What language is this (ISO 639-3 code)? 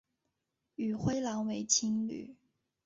zho